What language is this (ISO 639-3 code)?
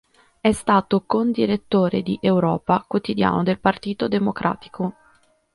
ita